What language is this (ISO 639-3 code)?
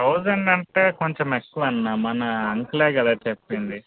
tel